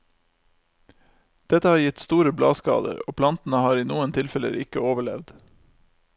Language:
Norwegian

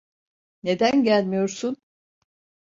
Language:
Turkish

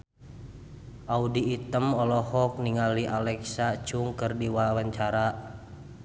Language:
Sundanese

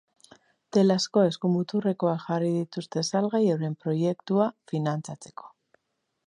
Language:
Basque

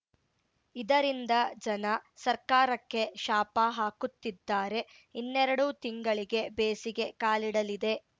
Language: Kannada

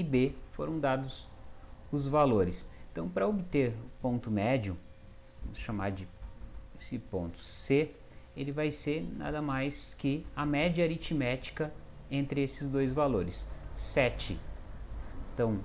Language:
Portuguese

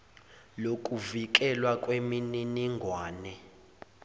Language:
Zulu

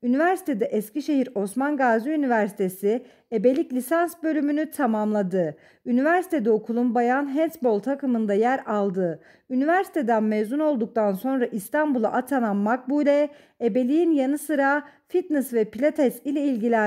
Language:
Turkish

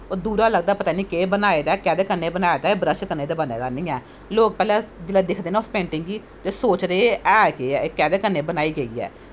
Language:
Dogri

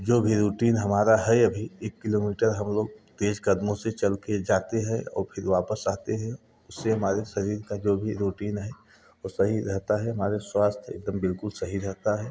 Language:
Hindi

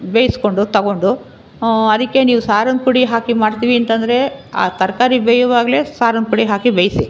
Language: Kannada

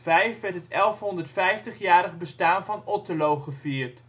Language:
Dutch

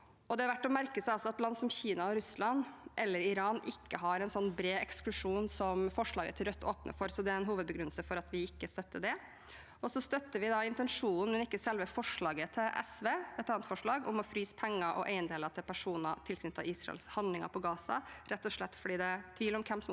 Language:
Norwegian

